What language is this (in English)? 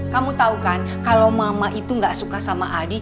Indonesian